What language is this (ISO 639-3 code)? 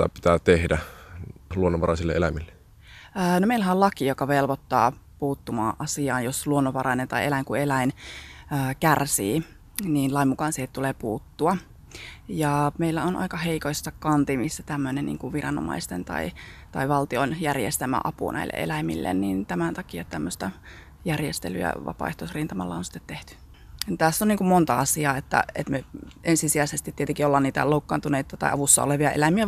fin